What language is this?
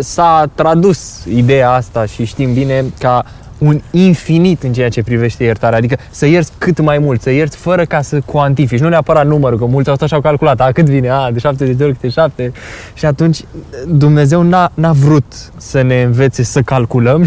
Romanian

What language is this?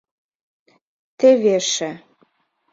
Mari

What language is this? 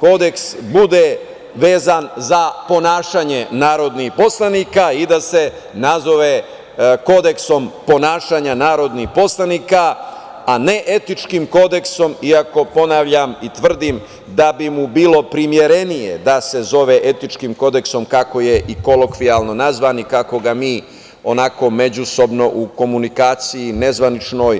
Serbian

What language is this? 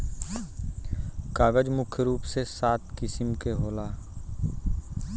Bhojpuri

